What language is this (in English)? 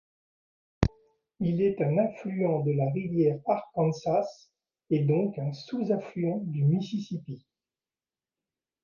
French